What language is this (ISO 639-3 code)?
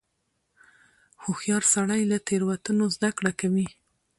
pus